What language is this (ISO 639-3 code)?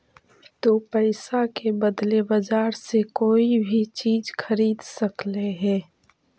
mag